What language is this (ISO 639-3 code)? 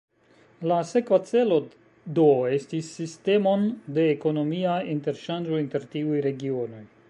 epo